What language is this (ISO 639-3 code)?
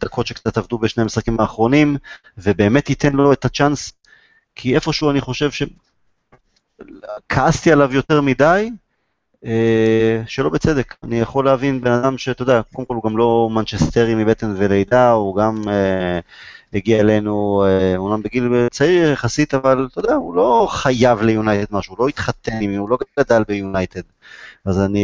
heb